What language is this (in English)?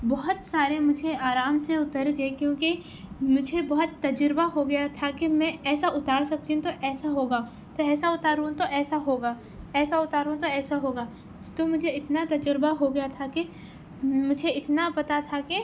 Urdu